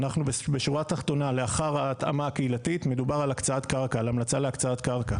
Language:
Hebrew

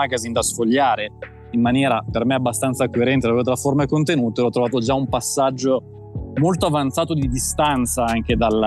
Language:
Italian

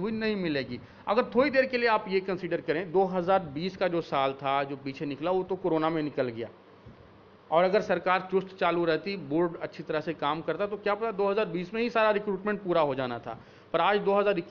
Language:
Hindi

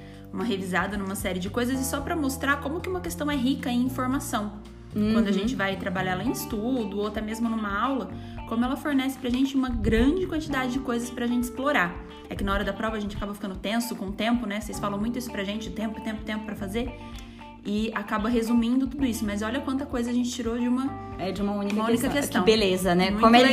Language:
Portuguese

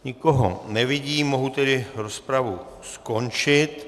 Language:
Czech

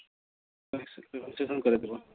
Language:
Bangla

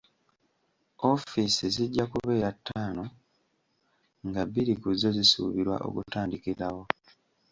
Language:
Ganda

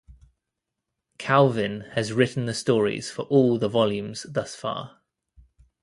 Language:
English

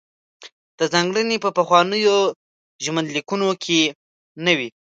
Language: Pashto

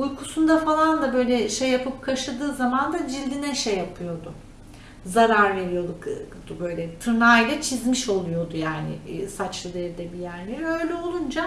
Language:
Turkish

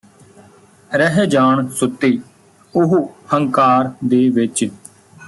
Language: Punjabi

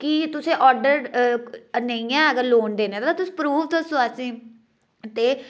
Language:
Dogri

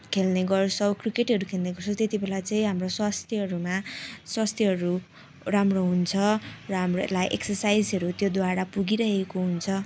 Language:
Nepali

